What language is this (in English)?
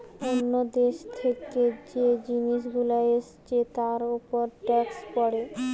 Bangla